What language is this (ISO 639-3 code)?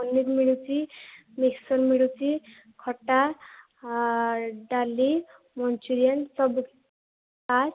ori